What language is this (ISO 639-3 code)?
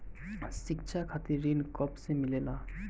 bho